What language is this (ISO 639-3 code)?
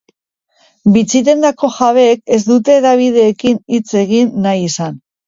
eus